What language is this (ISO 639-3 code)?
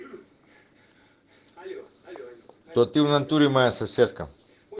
rus